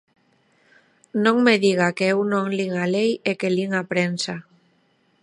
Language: Galician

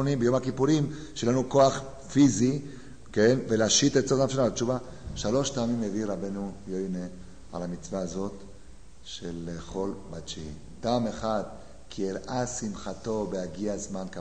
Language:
Hebrew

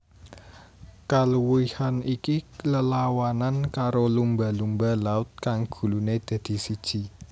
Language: Javanese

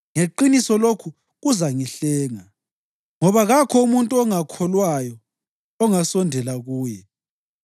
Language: North Ndebele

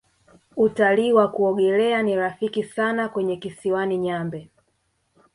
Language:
Swahili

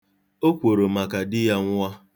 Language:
Igbo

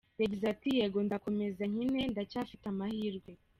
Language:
Kinyarwanda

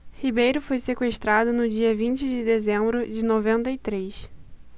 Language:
Portuguese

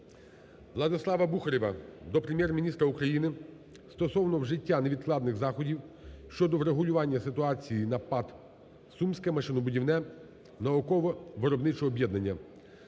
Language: Ukrainian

